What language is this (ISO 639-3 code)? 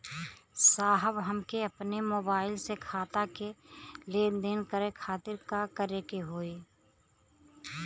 bho